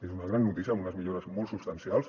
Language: Catalan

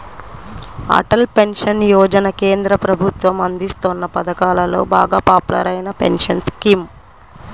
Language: Telugu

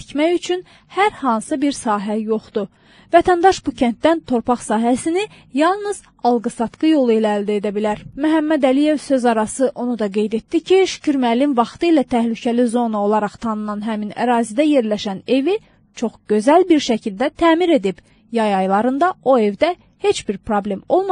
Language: Turkish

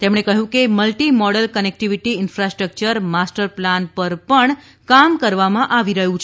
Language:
Gujarati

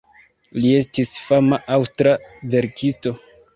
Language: Esperanto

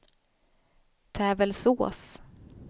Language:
Swedish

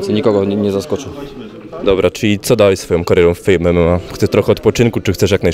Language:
Polish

